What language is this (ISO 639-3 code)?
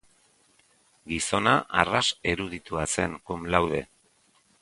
eus